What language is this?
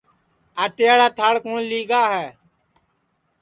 Sansi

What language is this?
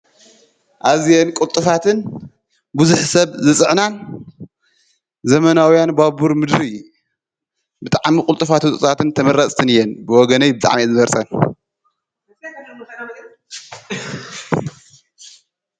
Tigrinya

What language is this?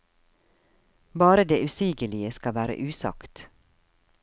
Norwegian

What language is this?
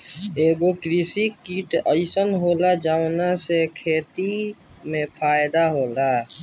Bhojpuri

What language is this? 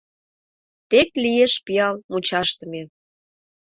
Mari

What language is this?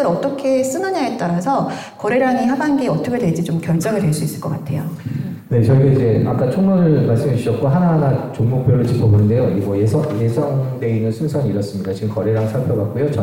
Korean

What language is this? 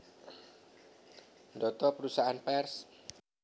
Javanese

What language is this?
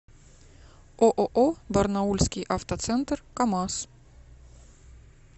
Russian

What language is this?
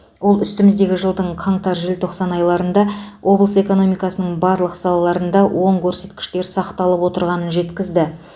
Kazakh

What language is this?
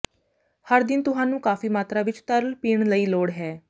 Punjabi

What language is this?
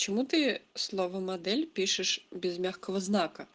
Russian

